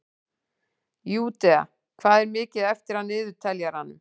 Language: Icelandic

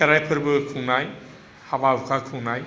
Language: Bodo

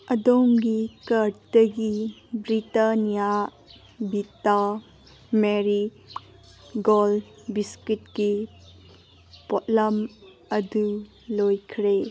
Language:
Manipuri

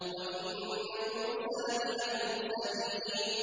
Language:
Arabic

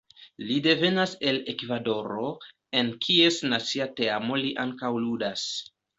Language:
Esperanto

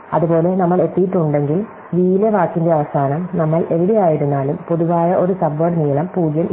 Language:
Malayalam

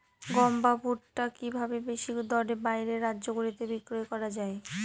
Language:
Bangla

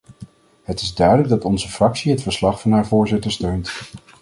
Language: Dutch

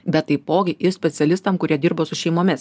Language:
Lithuanian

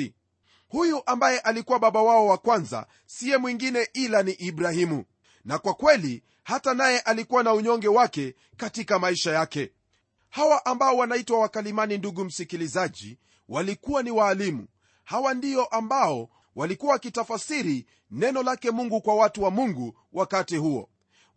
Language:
Swahili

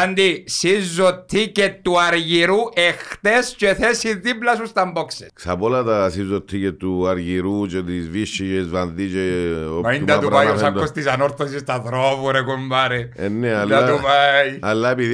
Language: Greek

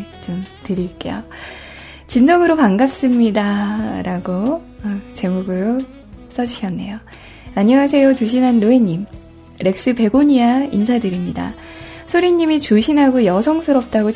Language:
Korean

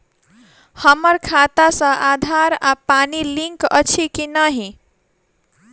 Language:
Maithili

